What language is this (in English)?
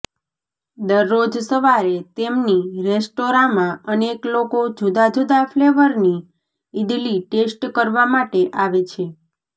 Gujarati